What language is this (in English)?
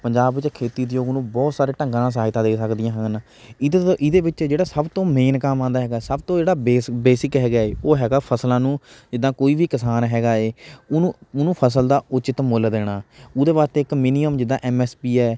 Punjabi